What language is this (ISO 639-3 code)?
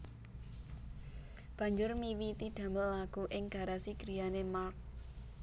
jav